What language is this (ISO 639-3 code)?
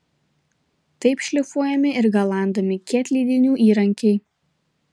lit